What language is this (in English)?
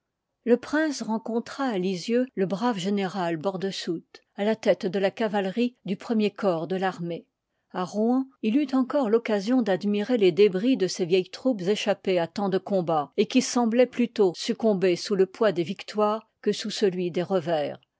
French